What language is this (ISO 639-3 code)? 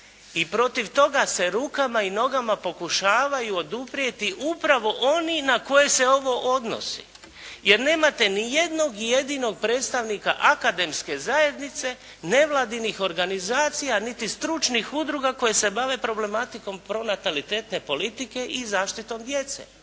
hrv